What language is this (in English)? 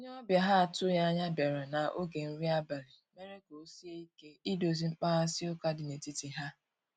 Igbo